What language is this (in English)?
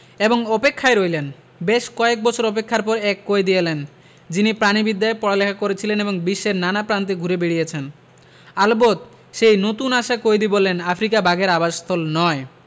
Bangla